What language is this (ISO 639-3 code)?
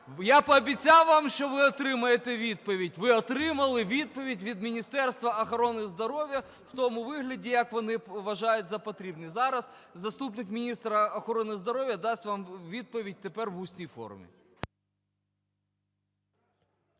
ukr